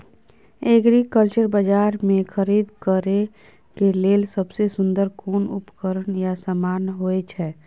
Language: Maithili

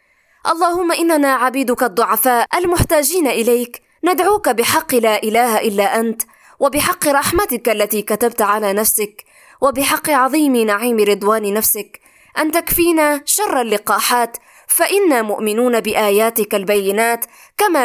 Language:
Arabic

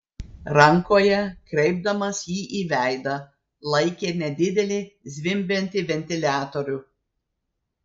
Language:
Lithuanian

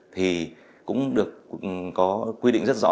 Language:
Vietnamese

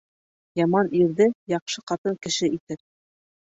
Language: Bashkir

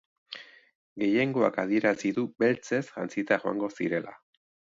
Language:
Basque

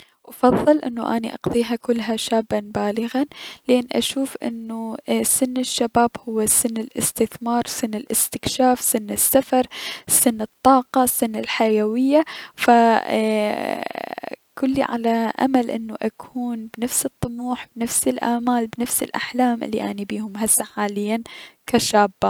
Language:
Mesopotamian Arabic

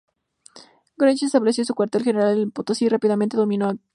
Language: Spanish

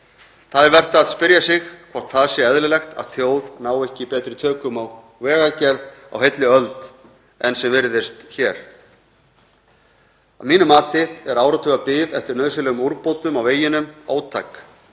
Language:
Icelandic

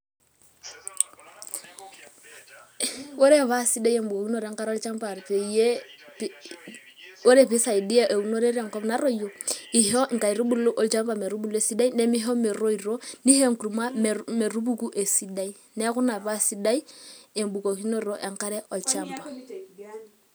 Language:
Masai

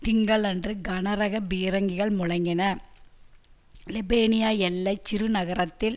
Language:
Tamil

